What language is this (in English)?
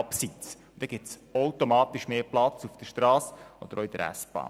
Swiss German